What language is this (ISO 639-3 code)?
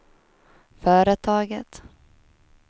swe